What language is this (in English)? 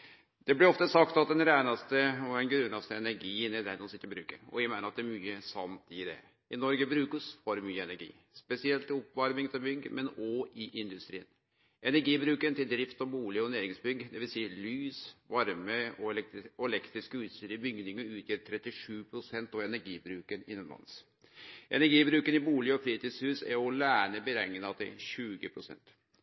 Norwegian Nynorsk